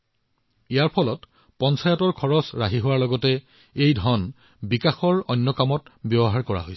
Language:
Assamese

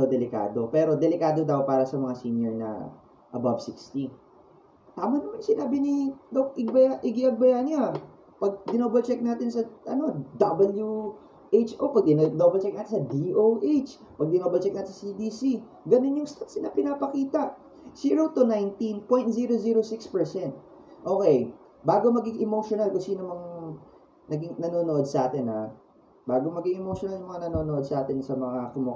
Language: Filipino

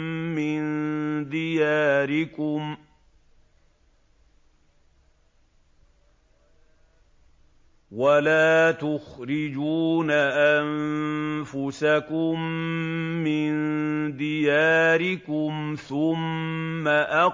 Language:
Arabic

